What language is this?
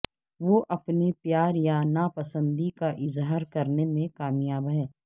Urdu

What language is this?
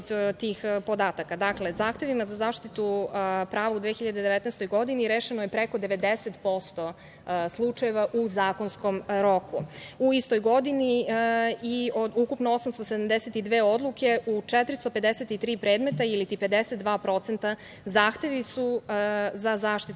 Serbian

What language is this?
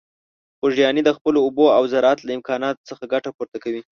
Pashto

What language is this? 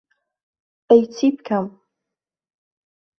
Central Kurdish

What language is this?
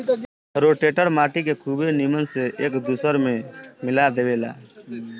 Bhojpuri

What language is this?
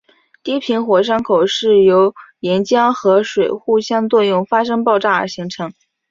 Chinese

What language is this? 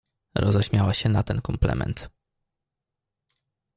Polish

